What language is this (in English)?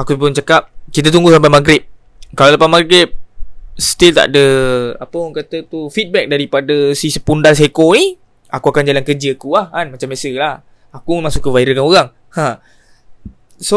Malay